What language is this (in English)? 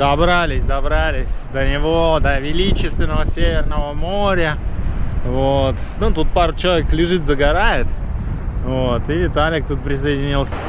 Russian